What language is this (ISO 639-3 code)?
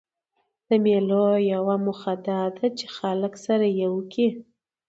pus